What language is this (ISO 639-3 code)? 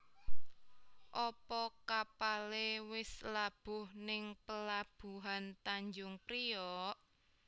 jav